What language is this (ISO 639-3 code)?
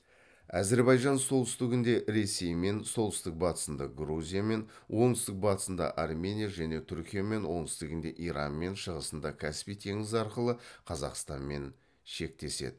kaz